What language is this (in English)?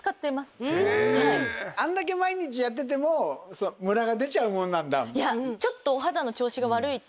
Japanese